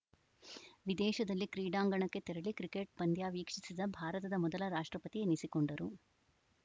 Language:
Kannada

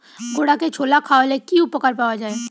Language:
Bangla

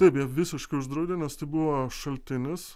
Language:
Lithuanian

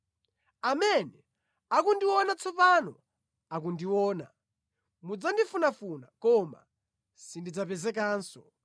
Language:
Nyanja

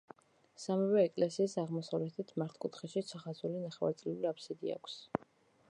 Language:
Georgian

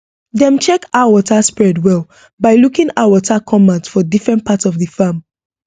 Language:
Nigerian Pidgin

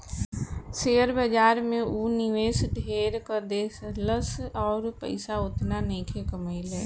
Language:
Bhojpuri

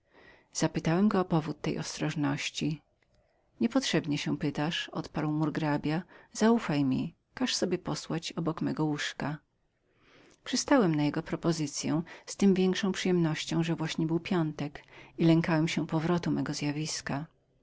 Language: Polish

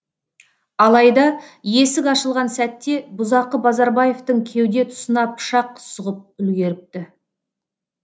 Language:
Kazakh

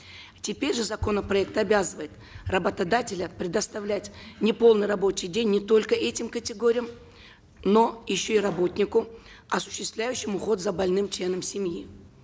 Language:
Kazakh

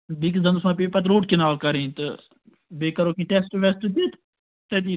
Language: Kashmiri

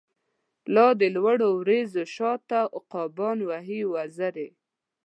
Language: Pashto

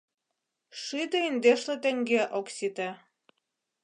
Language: Mari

